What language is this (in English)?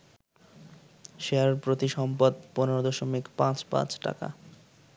Bangla